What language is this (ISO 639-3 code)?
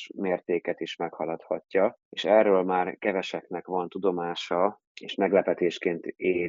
hun